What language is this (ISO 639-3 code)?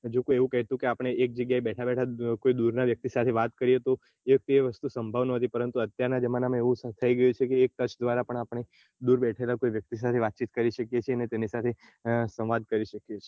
guj